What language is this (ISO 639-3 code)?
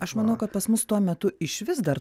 lit